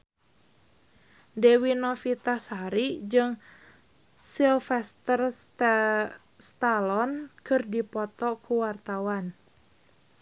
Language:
Sundanese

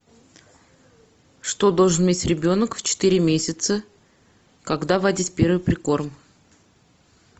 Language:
Russian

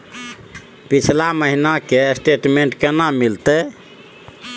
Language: Maithili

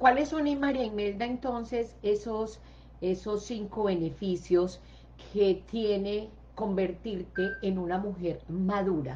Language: Spanish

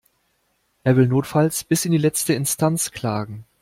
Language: German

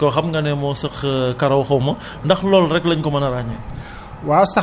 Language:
Wolof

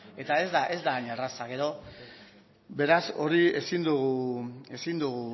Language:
Basque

